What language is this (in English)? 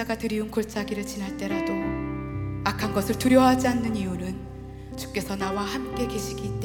Korean